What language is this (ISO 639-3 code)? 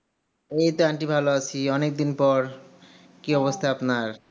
ben